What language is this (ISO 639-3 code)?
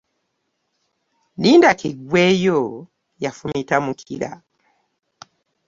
lug